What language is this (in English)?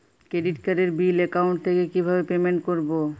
Bangla